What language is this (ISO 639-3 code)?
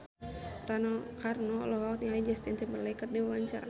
sun